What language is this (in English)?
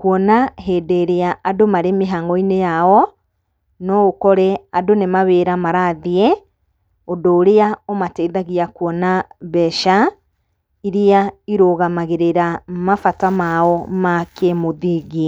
Kikuyu